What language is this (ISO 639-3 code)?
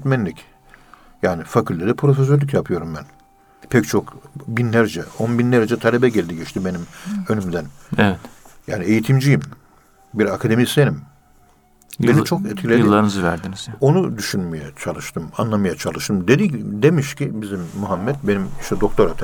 tur